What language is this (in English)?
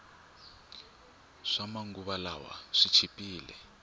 Tsonga